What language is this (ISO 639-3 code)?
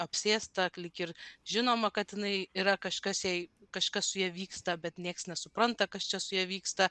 lit